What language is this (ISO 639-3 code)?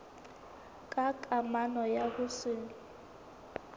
sot